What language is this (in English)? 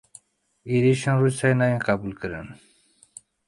Kurdish